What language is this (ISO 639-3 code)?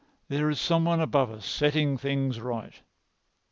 eng